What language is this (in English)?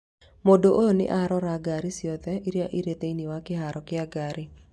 Kikuyu